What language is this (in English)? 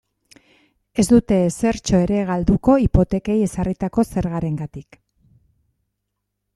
Basque